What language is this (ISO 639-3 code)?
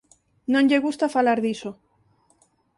glg